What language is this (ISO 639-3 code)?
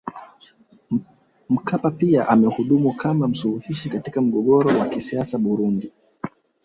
swa